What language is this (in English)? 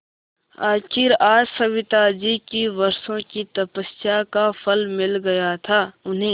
Hindi